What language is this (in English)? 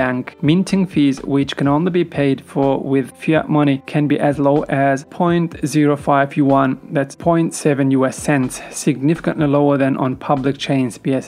English